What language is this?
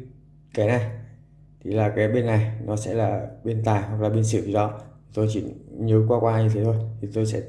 Vietnamese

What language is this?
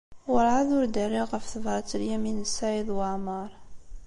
Kabyle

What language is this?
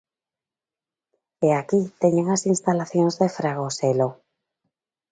Galician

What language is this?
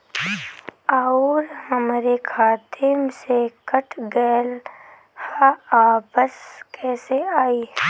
Bhojpuri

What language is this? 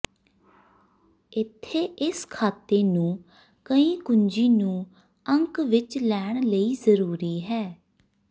Punjabi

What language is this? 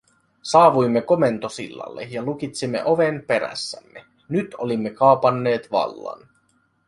Finnish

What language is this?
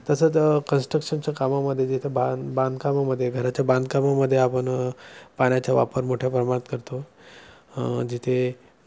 Marathi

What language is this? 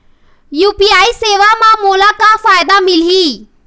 Chhattisgarhi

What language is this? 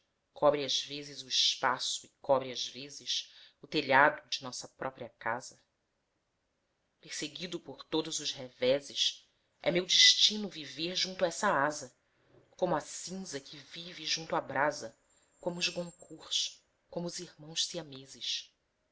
Portuguese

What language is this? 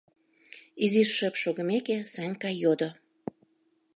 Mari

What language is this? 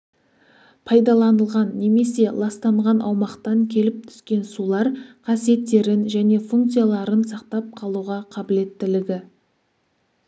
Kazakh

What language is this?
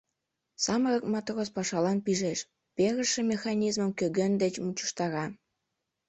Mari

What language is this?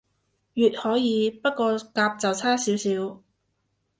Cantonese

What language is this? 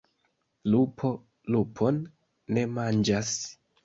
Esperanto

